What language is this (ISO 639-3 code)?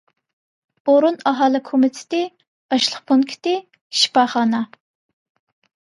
uig